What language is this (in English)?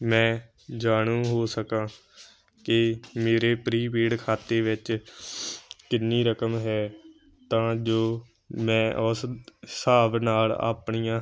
Punjabi